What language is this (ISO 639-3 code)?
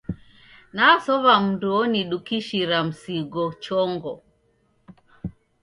dav